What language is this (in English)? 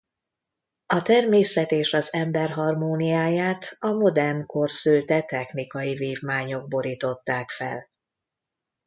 Hungarian